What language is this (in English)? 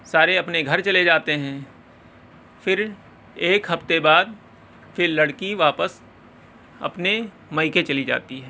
Urdu